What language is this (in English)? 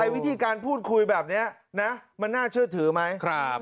Thai